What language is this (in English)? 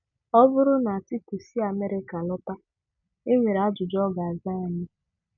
Igbo